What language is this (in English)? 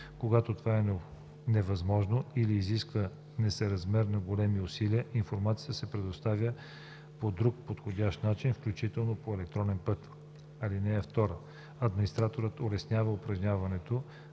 Bulgarian